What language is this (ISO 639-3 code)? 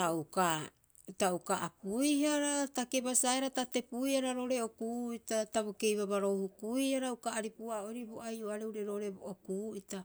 kyx